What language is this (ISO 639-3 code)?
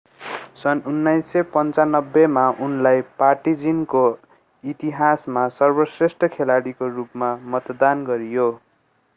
nep